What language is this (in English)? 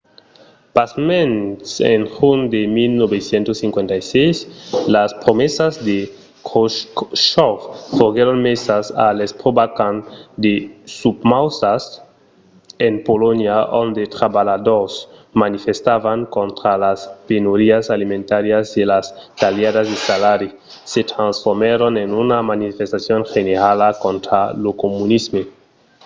Occitan